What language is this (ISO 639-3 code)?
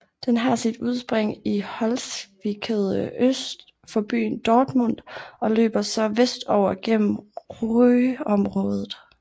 dan